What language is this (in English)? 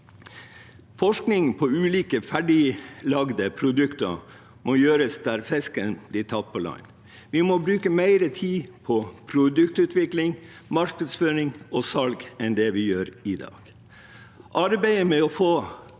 Norwegian